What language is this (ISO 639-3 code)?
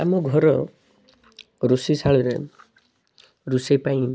ori